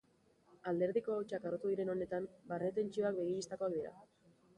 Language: Basque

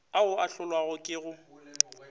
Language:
Northern Sotho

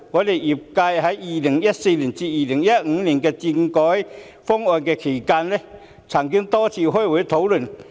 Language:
Cantonese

